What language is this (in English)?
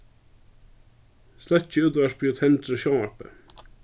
Faroese